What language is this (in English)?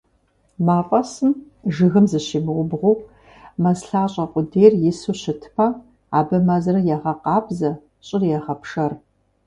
Kabardian